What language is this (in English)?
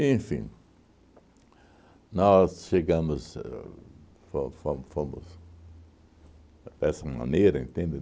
Portuguese